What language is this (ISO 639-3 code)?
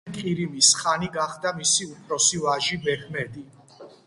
kat